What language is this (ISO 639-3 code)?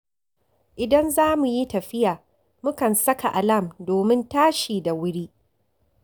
hau